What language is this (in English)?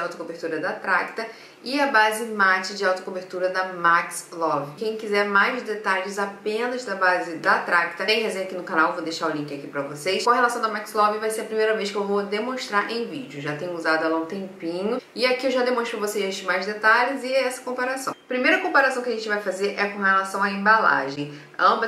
Portuguese